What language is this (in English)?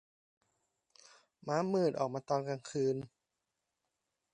Thai